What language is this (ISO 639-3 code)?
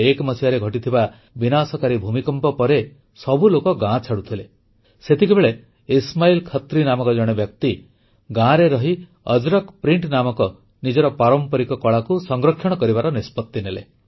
ori